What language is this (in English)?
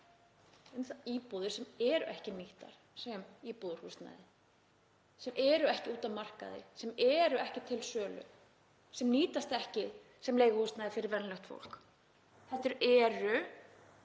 Icelandic